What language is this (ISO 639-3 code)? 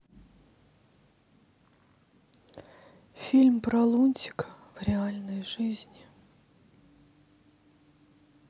rus